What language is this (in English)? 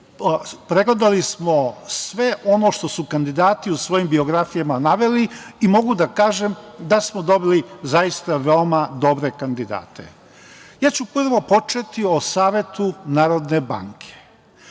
Serbian